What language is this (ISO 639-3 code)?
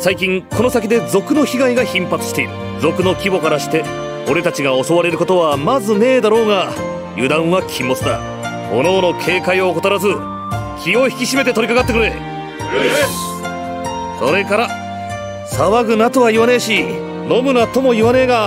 jpn